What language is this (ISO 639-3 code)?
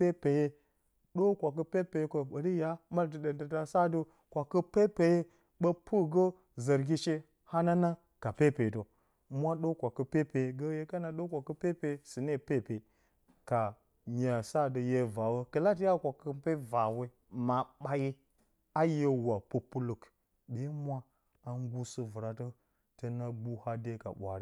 bcy